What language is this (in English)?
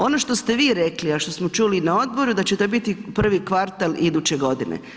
Croatian